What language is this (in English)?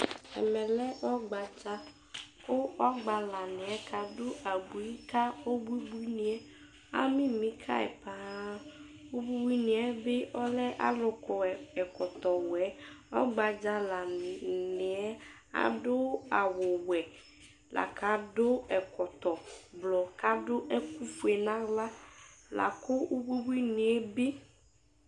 Ikposo